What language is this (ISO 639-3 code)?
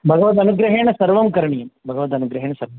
san